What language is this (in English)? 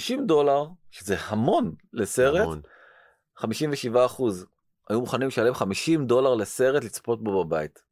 Hebrew